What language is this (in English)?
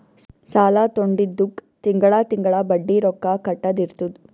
Kannada